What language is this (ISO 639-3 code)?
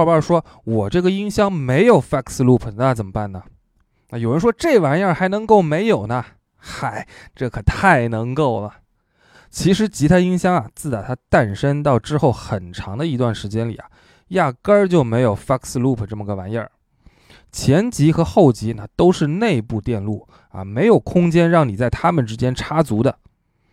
zho